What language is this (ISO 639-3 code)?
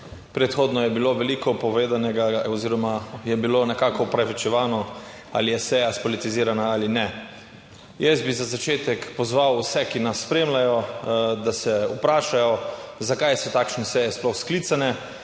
slv